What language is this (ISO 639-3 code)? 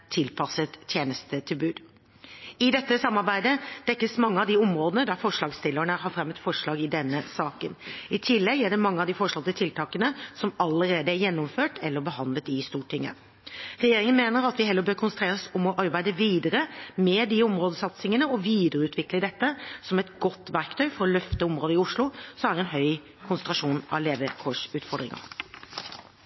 nob